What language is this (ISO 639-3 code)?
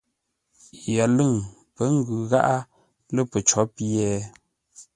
nla